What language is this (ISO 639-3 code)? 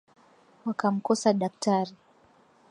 swa